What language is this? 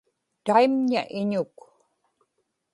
Inupiaq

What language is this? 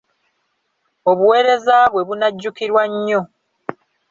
Ganda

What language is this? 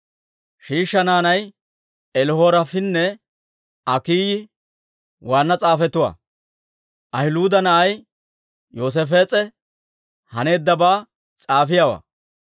Dawro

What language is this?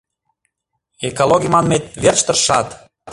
Mari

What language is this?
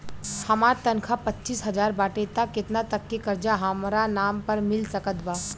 Bhojpuri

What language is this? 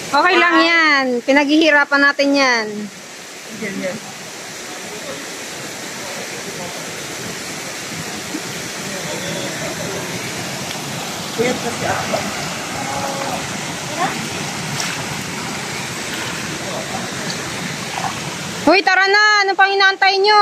Filipino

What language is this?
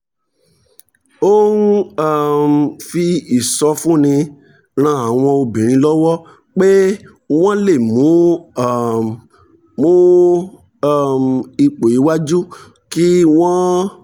Yoruba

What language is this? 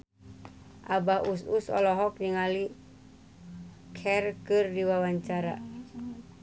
Sundanese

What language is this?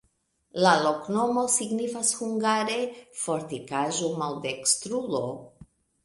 Esperanto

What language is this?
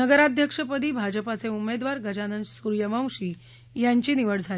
Marathi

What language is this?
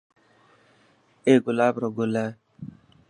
Dhatki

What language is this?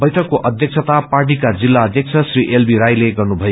Nepali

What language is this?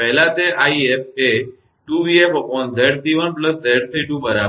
Gujarati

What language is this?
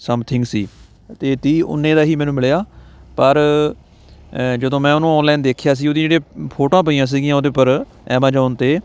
Punjabi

